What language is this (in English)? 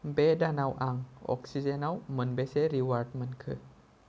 Bodo